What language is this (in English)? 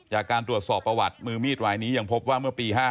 Thai